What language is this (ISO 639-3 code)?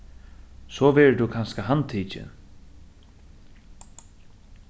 fao